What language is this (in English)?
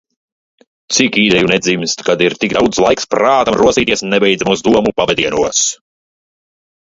Latvian